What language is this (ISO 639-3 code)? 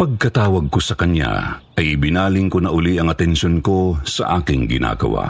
fil